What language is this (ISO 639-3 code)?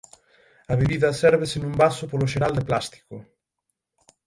glg